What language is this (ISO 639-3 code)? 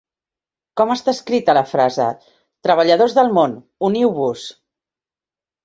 cat